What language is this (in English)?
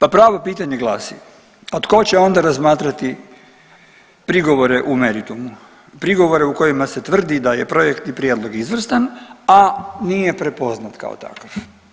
Croatian